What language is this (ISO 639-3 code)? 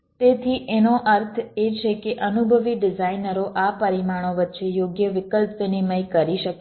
guj